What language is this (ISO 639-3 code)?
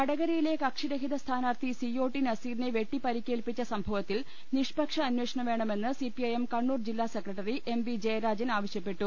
mal